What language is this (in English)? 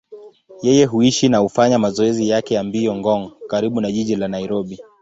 Swahili